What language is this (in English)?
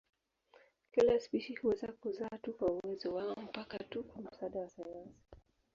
Swahili